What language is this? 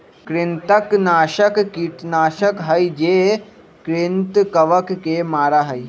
Magahi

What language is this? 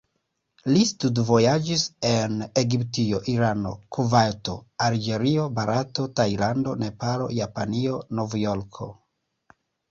Esperanto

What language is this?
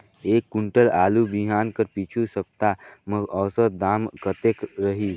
Chhattisgarhi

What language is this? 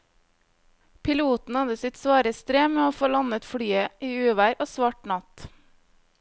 Norwegian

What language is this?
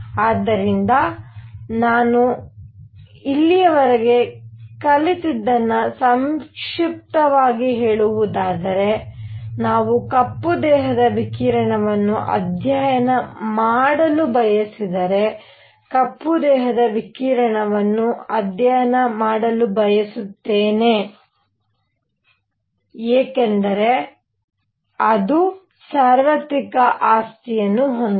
Kannada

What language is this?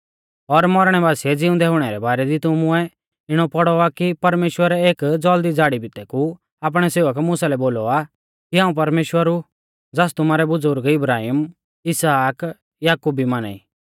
Mahasu Pahari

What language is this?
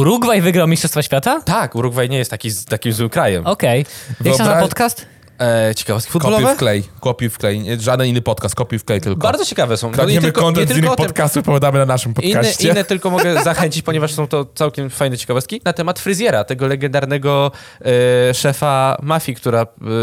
Polish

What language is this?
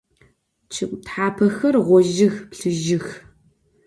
Adyghe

